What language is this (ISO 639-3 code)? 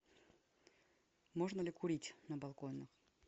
rus